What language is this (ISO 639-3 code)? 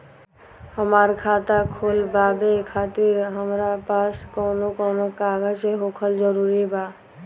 bho